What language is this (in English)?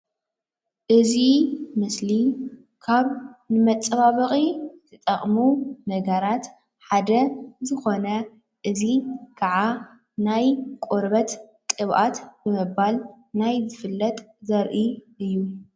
Tigrinya